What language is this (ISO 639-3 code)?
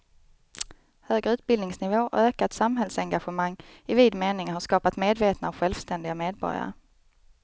swe